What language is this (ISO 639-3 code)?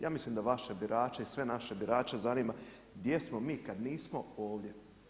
hrv